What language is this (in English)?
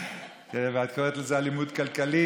Hebrew